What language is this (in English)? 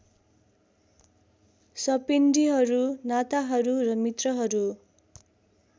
Nepali